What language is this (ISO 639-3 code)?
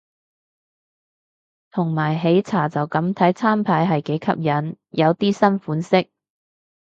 yue